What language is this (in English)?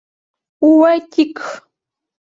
Mari